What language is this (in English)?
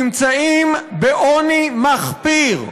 Hebrew